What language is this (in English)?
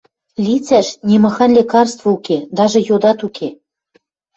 Western Mari